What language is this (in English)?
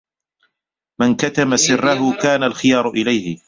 Arabic